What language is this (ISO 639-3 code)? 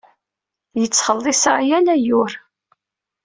kab